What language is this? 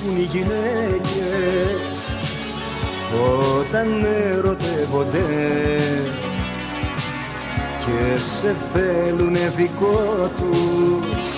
Greek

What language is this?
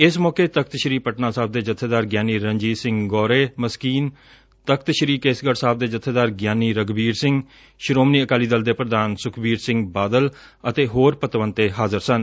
Punjabi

